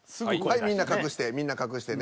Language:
Japanese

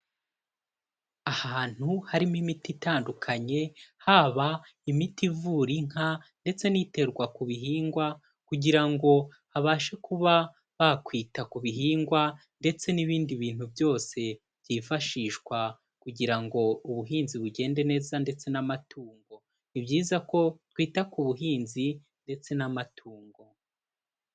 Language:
Kinyarwanda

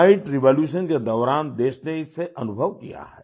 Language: Hindi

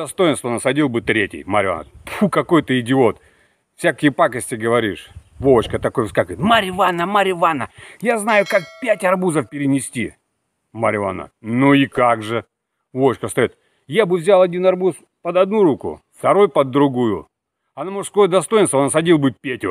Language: Russian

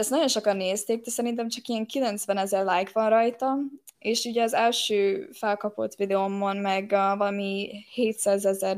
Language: Hungarian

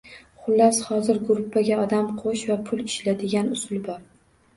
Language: Uzbek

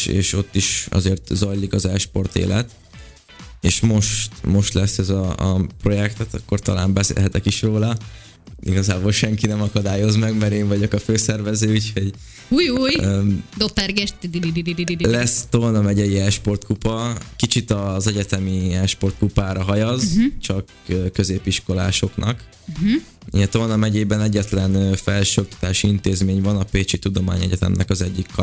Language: Hungarian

